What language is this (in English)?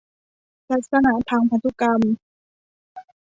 Thai